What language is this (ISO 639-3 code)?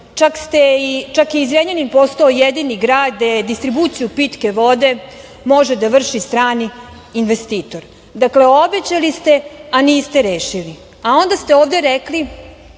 srp